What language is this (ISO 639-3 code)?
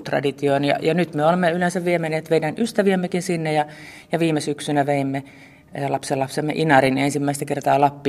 fin